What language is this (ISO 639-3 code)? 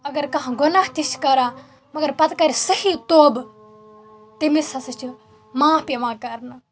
kas